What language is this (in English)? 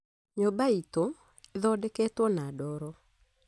Kikuyu